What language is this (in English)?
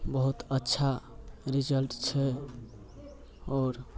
Maithili